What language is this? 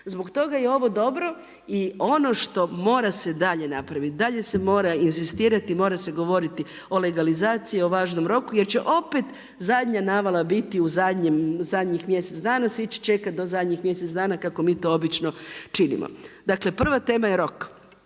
Croatian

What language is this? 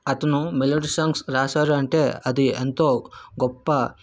Telugu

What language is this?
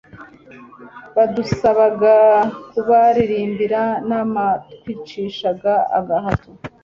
Kinyarwanda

